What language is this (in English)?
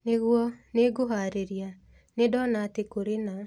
Kikuyu